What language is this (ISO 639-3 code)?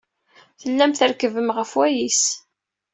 kab